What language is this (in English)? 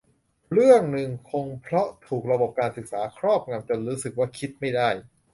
Thai